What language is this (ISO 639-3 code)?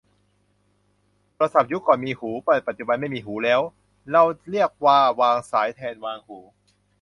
tha